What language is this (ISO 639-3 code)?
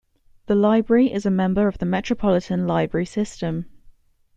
eng